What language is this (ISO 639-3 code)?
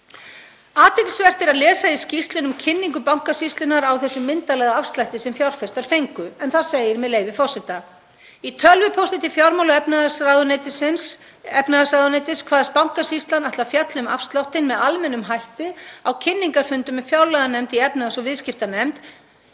isl